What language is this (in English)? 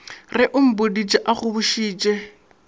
Northern Sotho